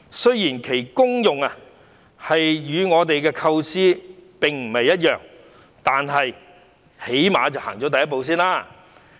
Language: Cantonese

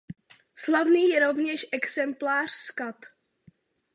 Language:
Czech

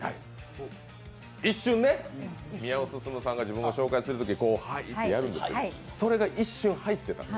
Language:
Japanese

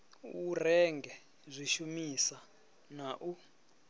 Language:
Venda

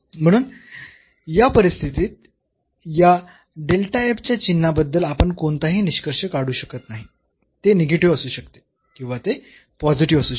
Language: Marathi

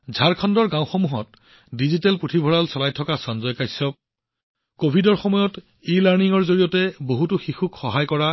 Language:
Assamese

